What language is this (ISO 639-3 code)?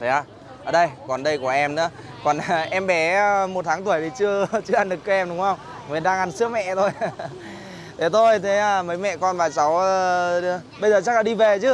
vie